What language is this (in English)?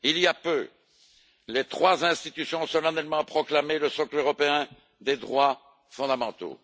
French